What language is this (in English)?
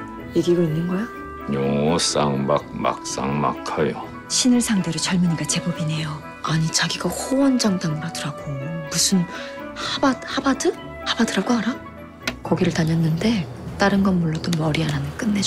Korean